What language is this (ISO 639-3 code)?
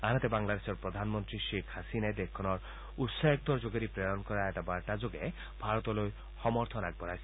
asm